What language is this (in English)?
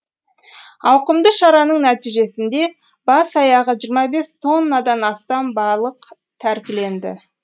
Kazakh